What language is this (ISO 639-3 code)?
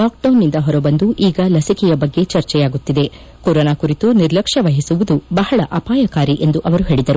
kan